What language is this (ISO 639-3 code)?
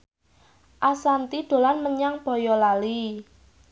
jav